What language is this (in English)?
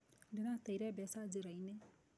Kikuyu